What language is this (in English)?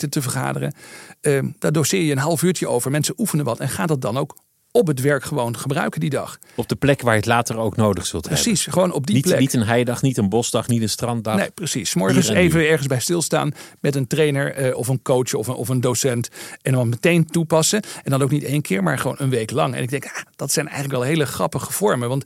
Dutch